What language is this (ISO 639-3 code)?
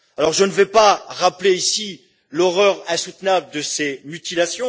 fra